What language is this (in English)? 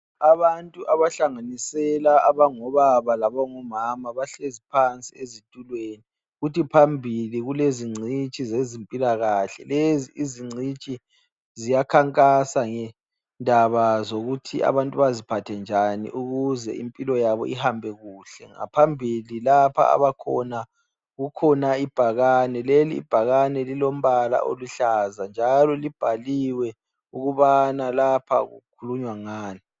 North Ndebele